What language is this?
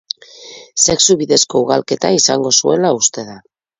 Basque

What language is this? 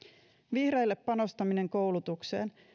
Finnish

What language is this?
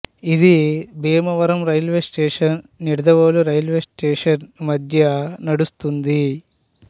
Telugu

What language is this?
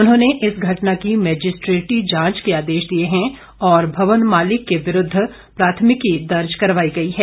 Hindi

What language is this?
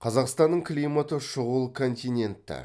Kazakh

